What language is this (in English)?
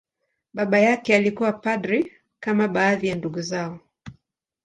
Swahili